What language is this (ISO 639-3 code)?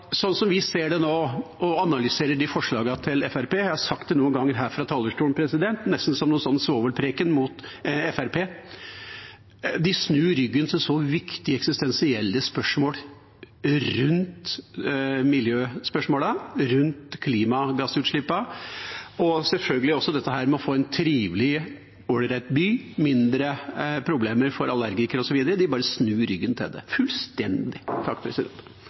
nob